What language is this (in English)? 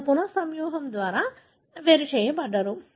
Telugu